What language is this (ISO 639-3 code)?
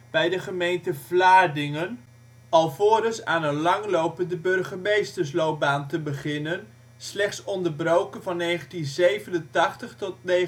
nld